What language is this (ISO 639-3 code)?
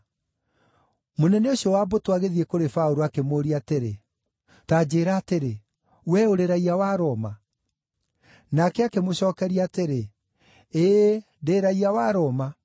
kik